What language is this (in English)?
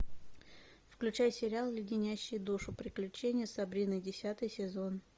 Russian